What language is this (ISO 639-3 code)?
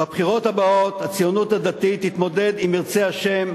heb